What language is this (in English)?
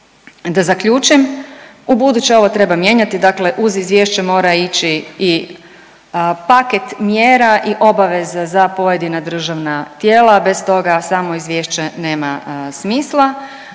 Croatian